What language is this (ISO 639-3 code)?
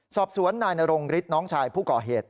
tha